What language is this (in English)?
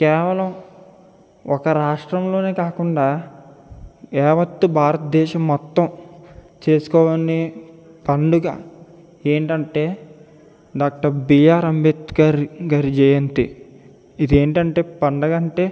Telugu